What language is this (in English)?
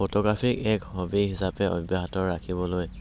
Assamese